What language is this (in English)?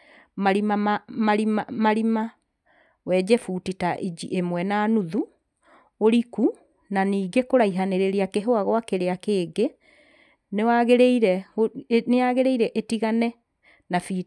Kikuyu